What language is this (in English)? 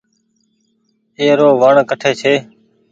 Goaria